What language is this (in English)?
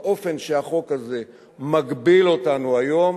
Hebrew